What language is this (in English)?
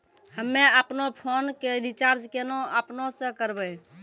Maithili